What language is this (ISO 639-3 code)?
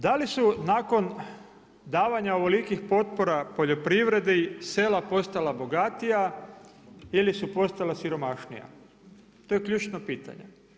hrv